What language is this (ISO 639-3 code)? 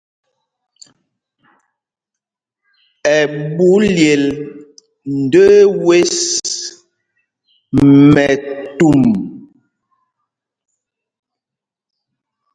mgg